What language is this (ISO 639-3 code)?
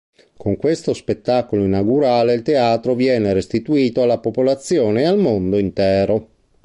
ita